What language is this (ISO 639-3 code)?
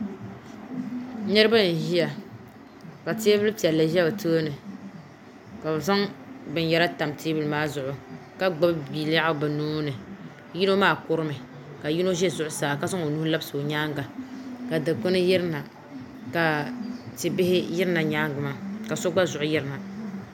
dag